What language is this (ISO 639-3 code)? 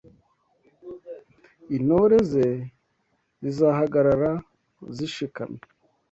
kin